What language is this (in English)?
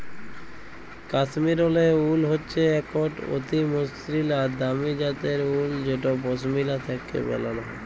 Bangla